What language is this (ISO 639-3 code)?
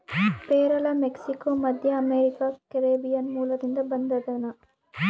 kan